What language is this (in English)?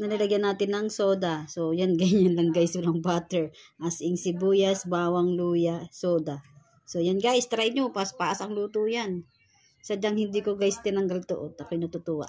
Filipino